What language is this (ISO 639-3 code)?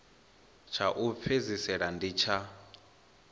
ven